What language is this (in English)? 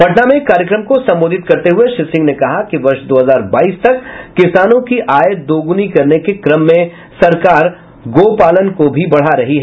Hindi